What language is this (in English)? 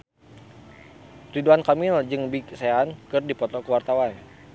Sundanese